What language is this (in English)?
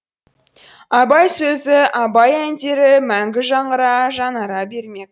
Kazakh